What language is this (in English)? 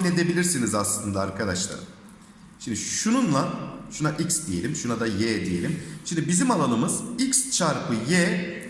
Turkish